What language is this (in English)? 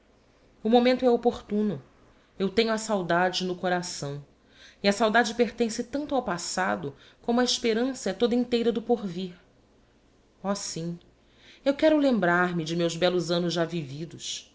Portuguese